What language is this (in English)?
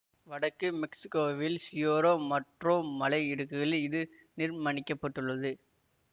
Tamil